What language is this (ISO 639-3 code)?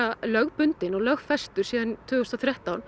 isl